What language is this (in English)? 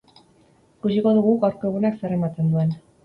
Basque